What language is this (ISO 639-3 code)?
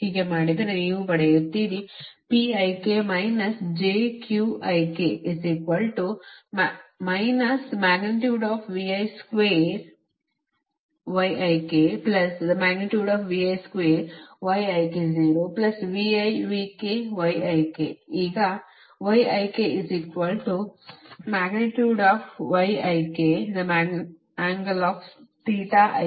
kan